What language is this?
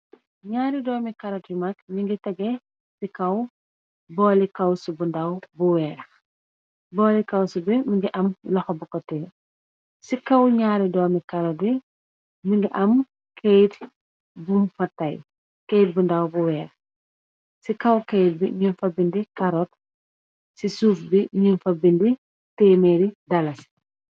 Wolof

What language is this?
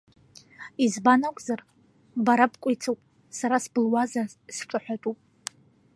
Abkhazian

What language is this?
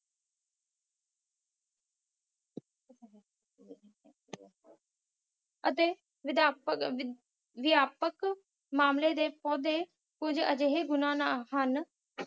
Punjabi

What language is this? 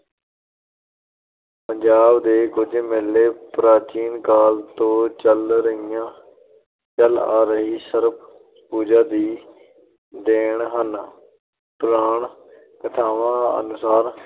Punjabi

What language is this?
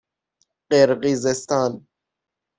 Persian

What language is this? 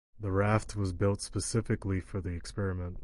English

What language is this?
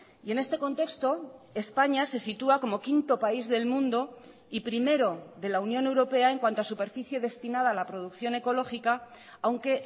Spanish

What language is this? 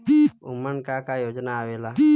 Bhojpuri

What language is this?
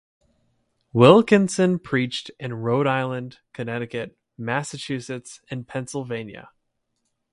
English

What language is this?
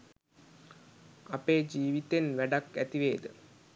Sinhala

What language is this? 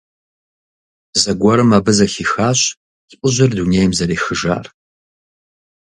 Kabardian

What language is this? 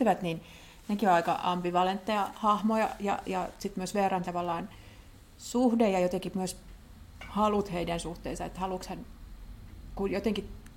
Finnish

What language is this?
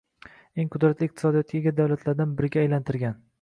Uzbek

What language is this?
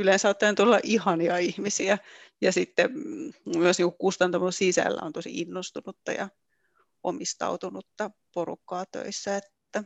Finnish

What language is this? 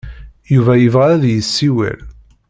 Kabyle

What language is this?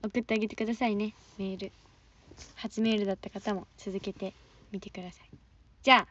Japanese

